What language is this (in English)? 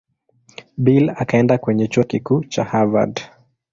Swahili